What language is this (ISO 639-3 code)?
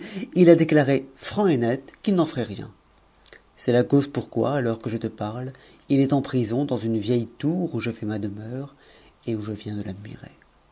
fra